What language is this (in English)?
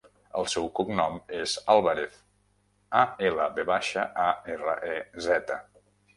Catalan